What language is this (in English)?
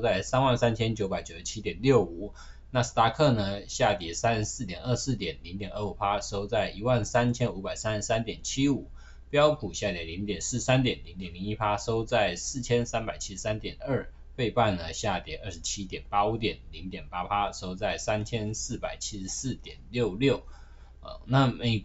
Chinese